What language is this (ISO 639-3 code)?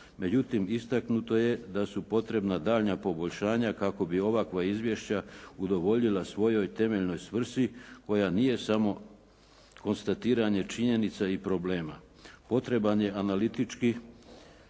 hrv